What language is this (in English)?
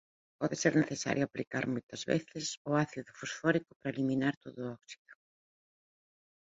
Galician